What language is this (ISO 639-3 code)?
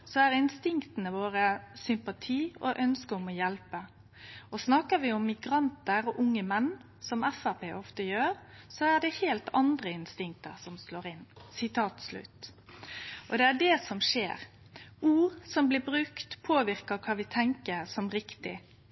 nno